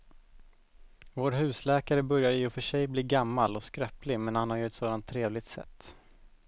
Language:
Swedish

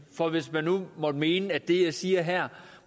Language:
Danish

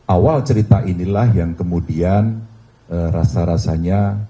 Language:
Indonesian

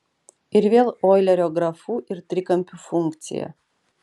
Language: Lithuanian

